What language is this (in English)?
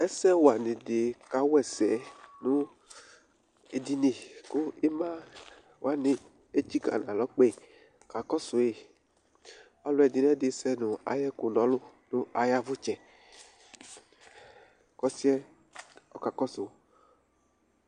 Ikposo